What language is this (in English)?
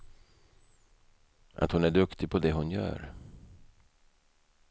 Swedish